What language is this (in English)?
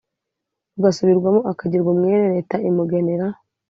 Kinyarwanda